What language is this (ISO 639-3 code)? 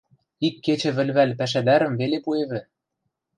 mrj